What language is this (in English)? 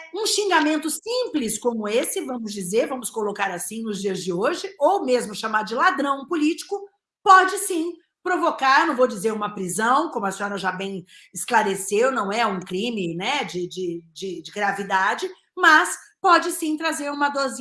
Portuguese